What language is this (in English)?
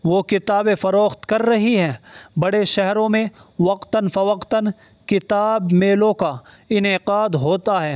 Urdu